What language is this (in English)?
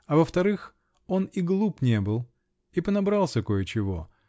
Russian